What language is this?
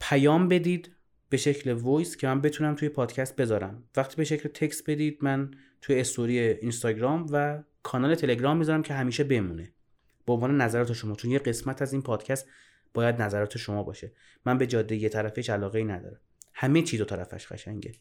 Persian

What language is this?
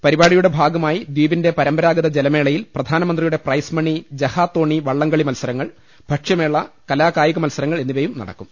Malayalam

